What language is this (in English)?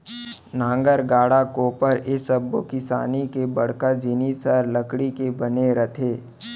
Chhattisgarhi